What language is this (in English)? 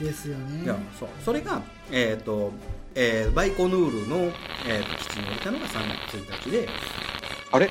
Japanese